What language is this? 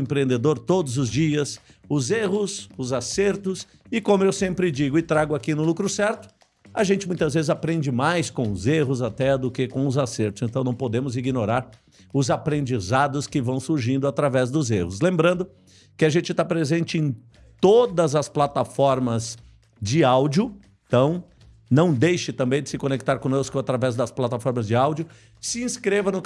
Portuguese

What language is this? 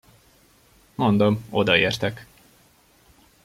Hungarian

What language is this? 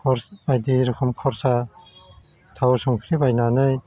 Bodo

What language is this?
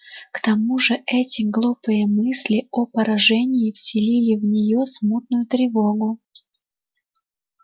Russian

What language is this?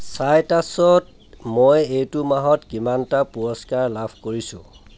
Assamese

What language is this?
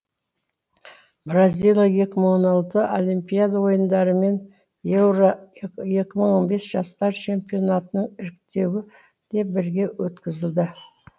Kazakh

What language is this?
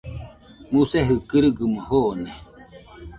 Nüpode Huitoto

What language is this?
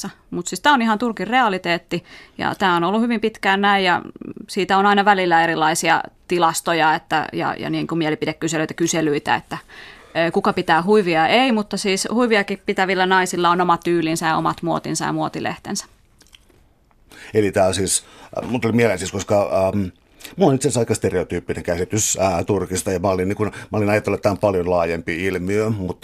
Finnish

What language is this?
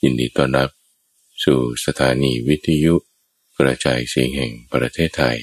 Thai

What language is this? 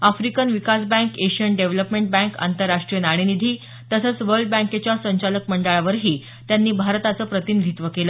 Marathi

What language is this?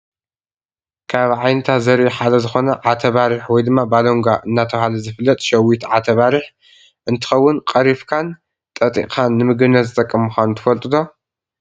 Tigrinya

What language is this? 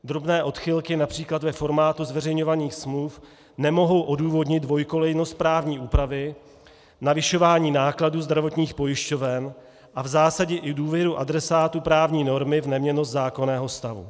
Czech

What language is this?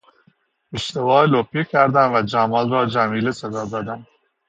Persian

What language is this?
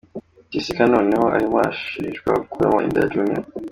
Kinyarwanda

